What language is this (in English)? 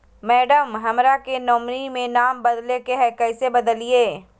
Magahi